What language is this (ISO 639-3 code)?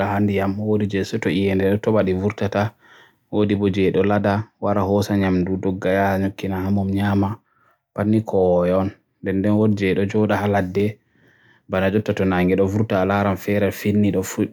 fue